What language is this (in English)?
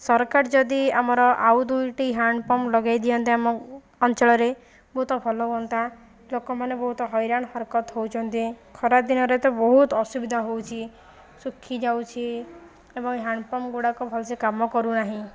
Odia